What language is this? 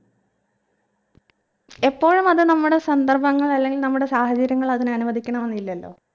Malayalam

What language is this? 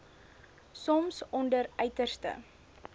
Afrikaans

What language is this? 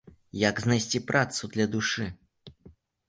Belarusian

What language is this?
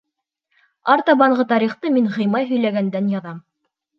Bashkir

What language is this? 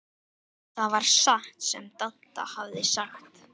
Icelandic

